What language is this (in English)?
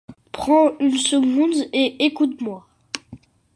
French